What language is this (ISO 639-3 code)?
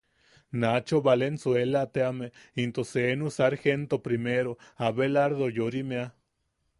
yaq